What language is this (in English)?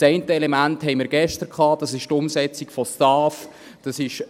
Swiss German